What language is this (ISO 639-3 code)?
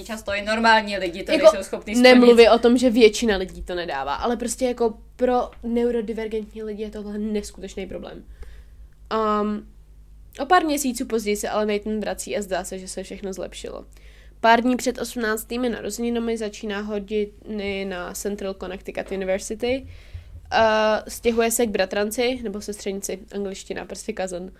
ces